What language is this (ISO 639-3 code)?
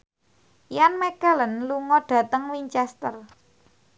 jav